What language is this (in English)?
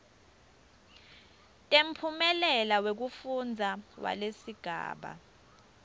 Swati